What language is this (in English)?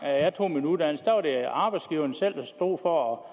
Danish